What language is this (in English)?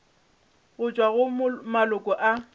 Northern Sotho